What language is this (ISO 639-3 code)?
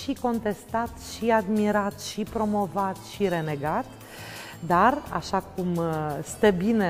ron